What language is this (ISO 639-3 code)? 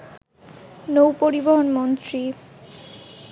ben